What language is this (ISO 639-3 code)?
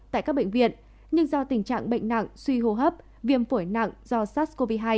vie